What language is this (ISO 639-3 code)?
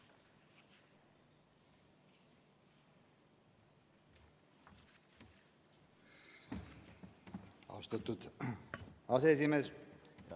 est